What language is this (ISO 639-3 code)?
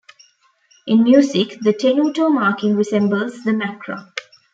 eng